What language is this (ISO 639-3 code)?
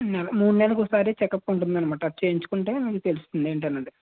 tel